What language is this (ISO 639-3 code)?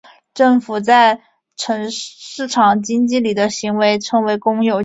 zho